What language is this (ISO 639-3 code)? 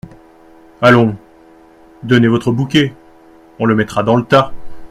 fra